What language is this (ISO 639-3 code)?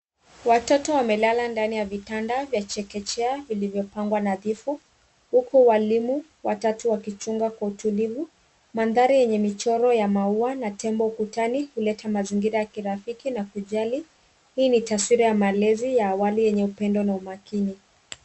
swa